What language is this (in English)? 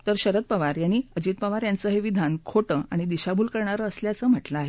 Marathi